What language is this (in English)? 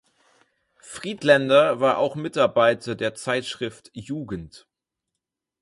German